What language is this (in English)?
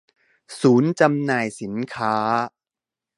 Thai